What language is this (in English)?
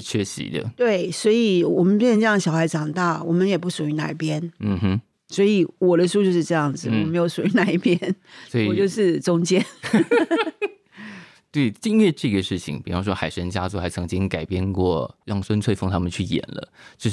Chinese